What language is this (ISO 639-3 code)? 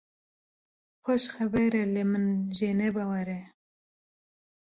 kur